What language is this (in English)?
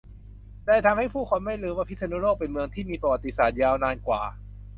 Thai